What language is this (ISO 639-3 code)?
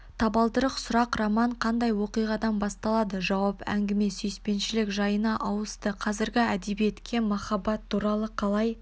kaz